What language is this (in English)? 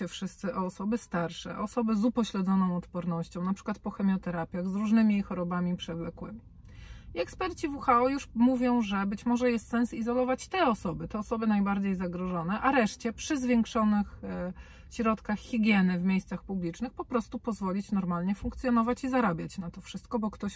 Polish